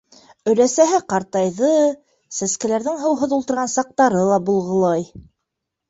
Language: Bashkir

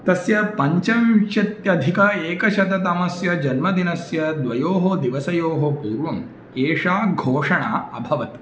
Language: Sanskrit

